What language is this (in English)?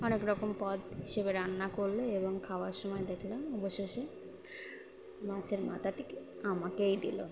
Bangla